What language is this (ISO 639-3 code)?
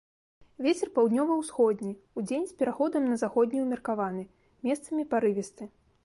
bel